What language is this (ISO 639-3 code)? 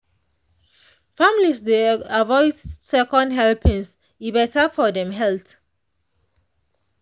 pcm